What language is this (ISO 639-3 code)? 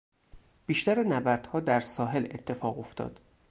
fas